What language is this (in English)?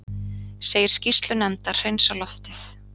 Icelandic